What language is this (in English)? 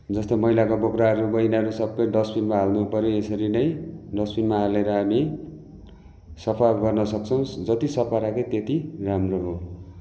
Nepali